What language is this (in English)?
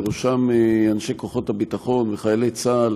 Hebrew